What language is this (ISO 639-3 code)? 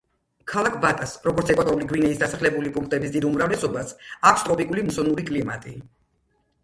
kat